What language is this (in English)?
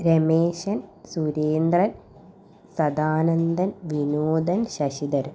Malayalam